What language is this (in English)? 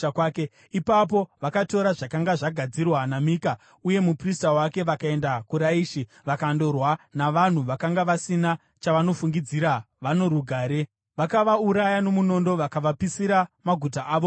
Shona